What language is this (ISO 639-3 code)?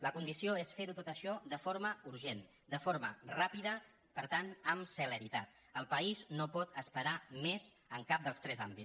cat